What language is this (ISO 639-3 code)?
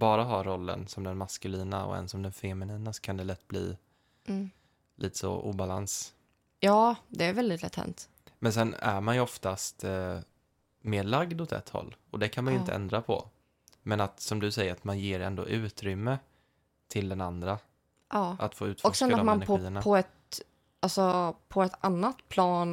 swe